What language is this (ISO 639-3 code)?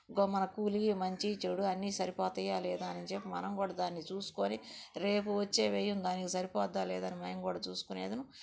tel